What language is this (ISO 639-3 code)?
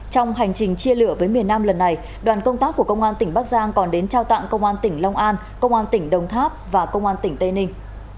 vie